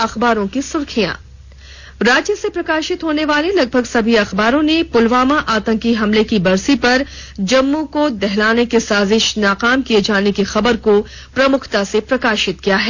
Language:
Hindi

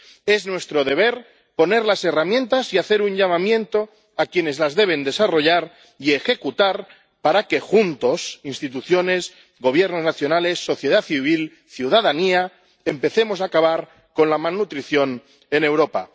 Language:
Spanish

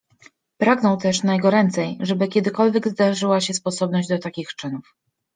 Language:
Polish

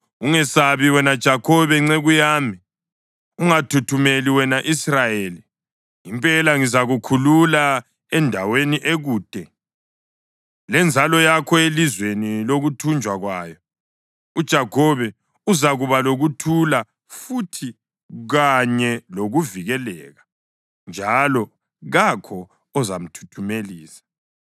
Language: North Ndebele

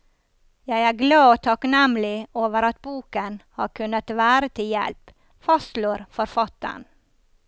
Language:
Norwegian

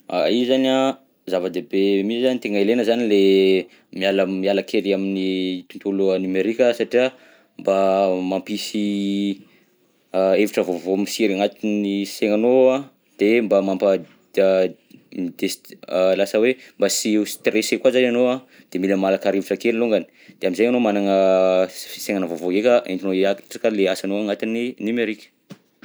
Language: Southern Betsimisaraka Malagasy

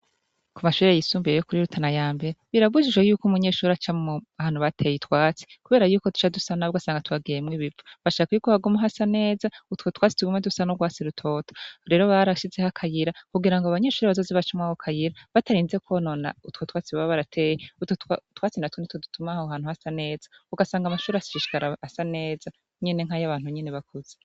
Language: Rundi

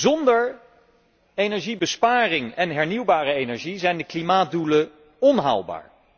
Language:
Dutch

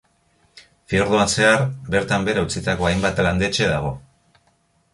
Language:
Basque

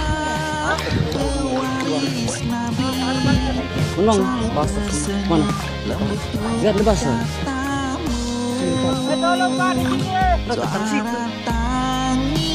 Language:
Indonesian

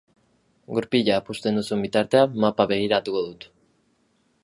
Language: Basque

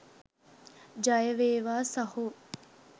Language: Sinhala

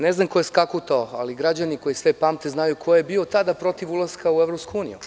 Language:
Serbian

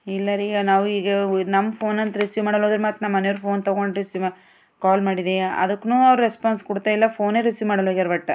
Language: Kannada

